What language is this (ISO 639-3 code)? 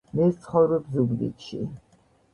kat